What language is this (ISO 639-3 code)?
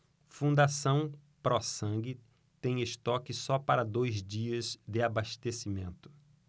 por